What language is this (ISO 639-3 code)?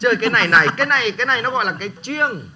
vie